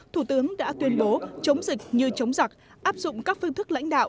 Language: Vietnamese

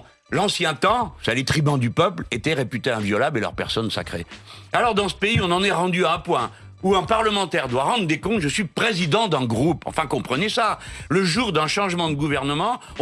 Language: French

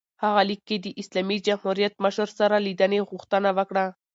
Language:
Pashto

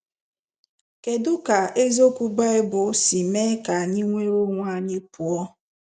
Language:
Igbo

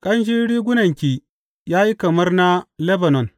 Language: Hausa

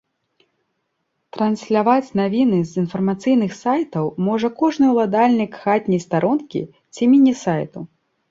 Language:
Belarusian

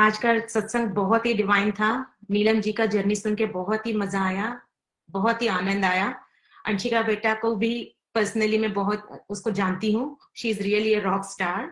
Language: Hindi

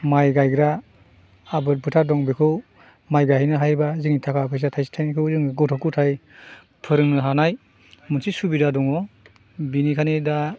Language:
Bodo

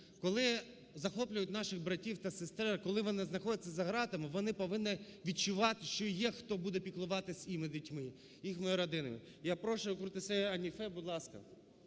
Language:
Ukrainian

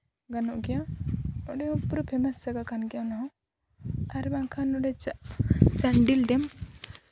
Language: Santali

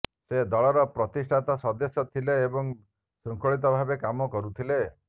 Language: Odia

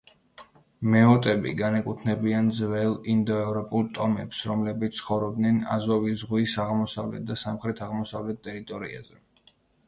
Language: Georgian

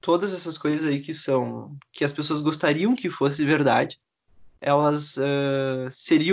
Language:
Portuguese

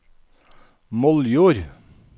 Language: Norwegian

